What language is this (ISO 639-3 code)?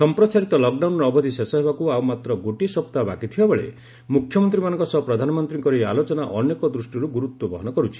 ori